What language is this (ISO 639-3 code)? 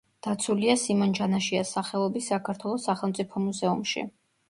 kat